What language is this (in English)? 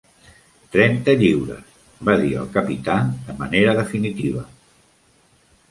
Catalan